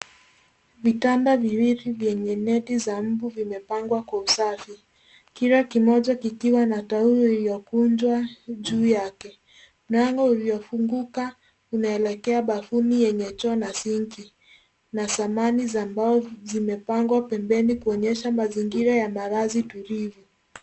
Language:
Swahili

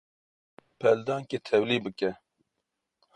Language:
Kurdish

